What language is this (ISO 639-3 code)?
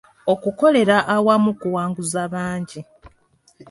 lug